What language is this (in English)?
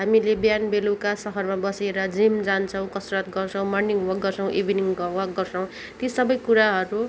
Nepali